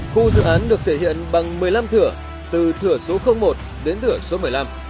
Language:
Vietnamese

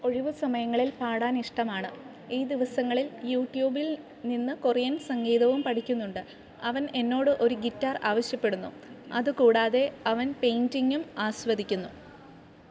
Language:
Malayalam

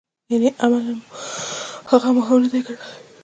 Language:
Pashto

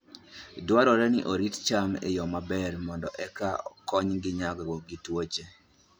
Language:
Luo (Kenya and Tanzania)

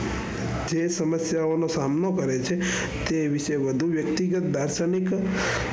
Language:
Gujarati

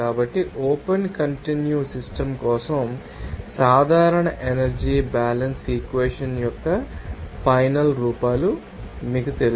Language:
Telugu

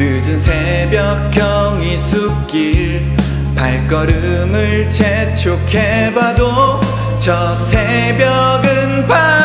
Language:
Korean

